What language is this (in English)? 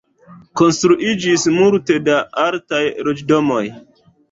Esperanto